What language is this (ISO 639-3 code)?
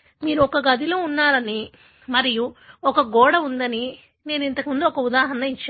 tel